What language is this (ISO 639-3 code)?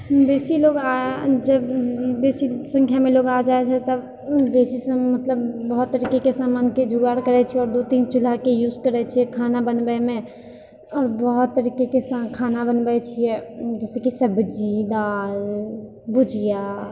mai